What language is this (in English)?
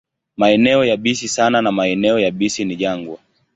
Swahili